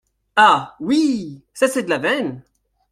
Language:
French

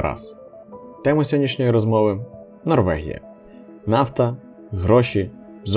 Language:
Ukrainian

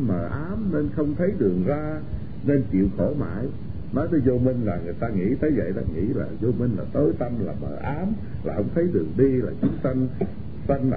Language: Vietnamese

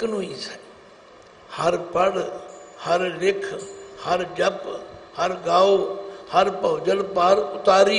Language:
Hindi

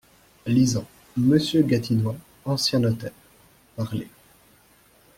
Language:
French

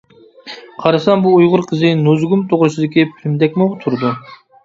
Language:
Uyghur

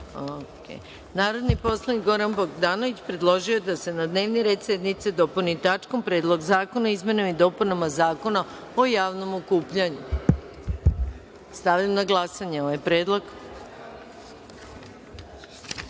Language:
Serbian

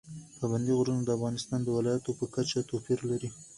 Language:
Pashto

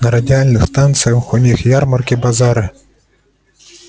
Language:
Russian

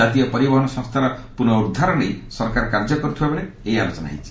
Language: Odia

